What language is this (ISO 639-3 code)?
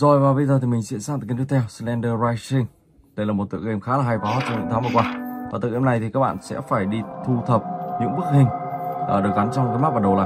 vie